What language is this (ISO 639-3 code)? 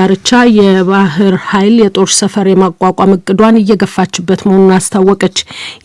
amh